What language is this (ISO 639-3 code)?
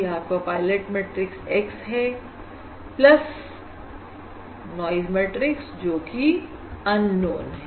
hin